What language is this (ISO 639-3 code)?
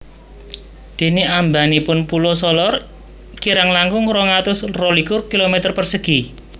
jav